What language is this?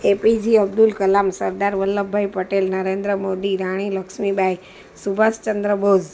Gujarati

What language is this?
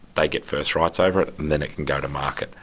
English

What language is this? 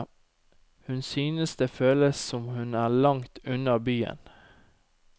Norwegian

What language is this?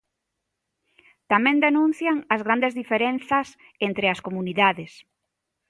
Galician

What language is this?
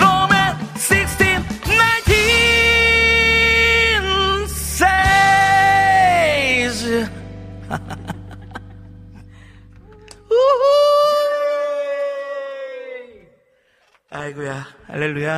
Korean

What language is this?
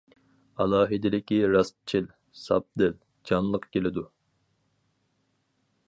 Uyghur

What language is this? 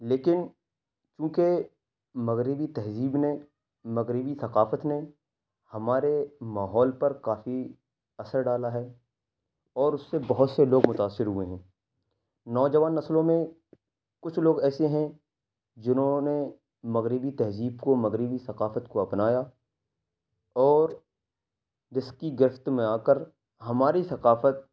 Urdu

